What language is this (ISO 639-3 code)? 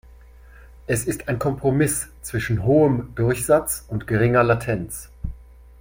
deu